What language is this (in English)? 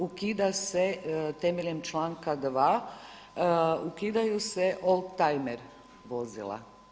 Croatian